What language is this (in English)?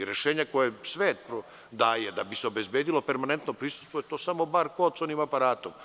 Serbian